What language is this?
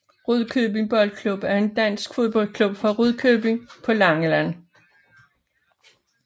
Danish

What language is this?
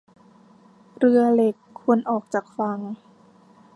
Thai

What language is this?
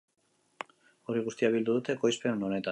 Basque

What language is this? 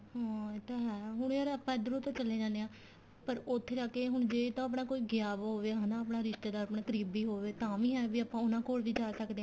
Punjabi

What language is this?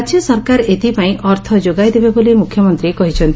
Odia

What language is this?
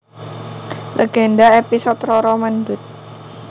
Javanese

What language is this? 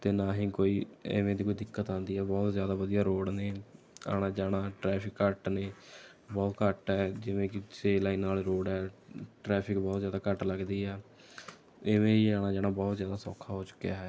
Punjabi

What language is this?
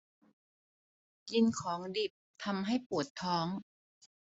Thai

